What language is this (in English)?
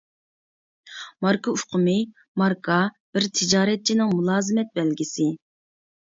Uyghur